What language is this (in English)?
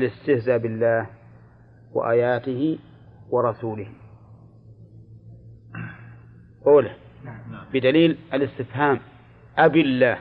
Arabic